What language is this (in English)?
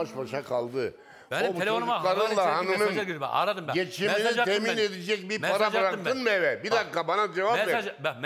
Turkish